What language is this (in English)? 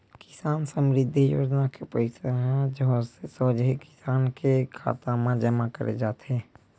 Chhattisgarhi